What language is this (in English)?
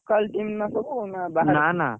Odia